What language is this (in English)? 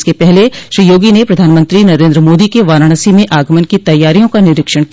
Hindi